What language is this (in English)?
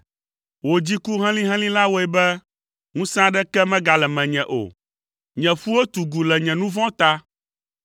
Ewe